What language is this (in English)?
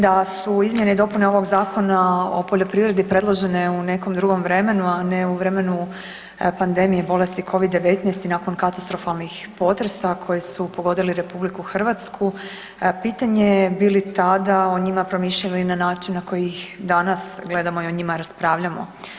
Croatian